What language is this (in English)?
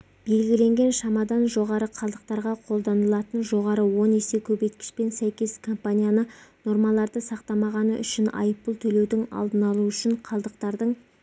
Kazakh